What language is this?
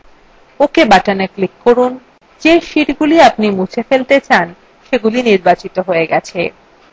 Bangla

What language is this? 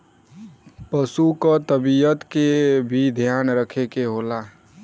Bhojpuri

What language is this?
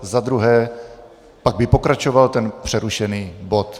Czech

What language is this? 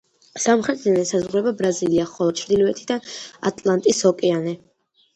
Georgian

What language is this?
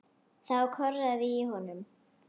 Icelandic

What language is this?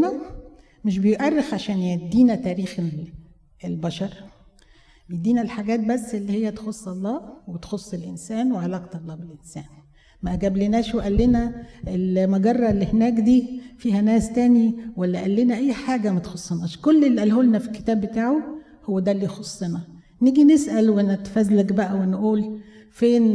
Arabic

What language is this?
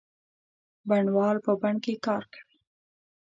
Pashto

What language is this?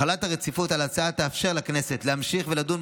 Hebrew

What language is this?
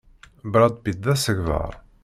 Kabyle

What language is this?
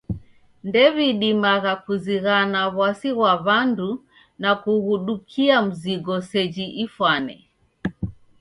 Taita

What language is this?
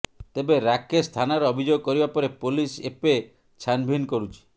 Odia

